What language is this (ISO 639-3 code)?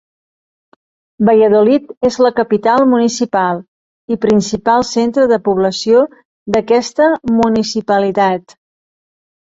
cat